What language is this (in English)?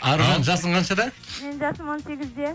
Kazakh